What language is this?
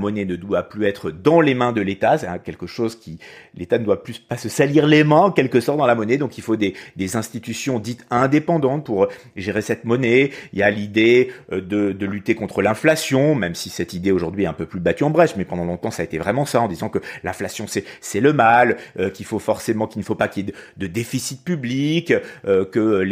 French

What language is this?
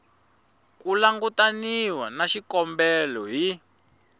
Tsonga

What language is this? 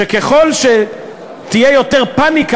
Hebrew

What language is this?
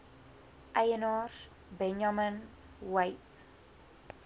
Afrikaans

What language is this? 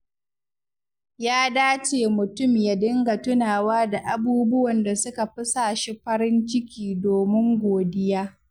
Hausa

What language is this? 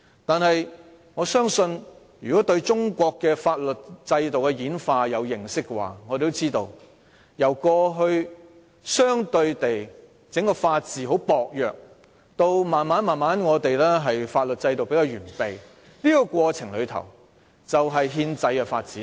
Cantonese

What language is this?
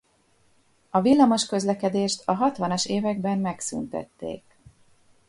Hungarian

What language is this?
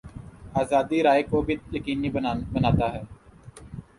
Urdu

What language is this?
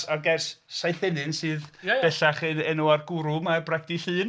Welsh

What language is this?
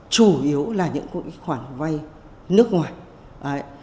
Vietnamese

